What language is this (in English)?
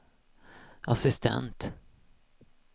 Swedish